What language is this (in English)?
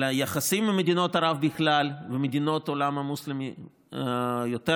Hebrew